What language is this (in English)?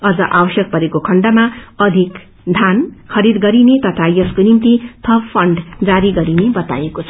Nepali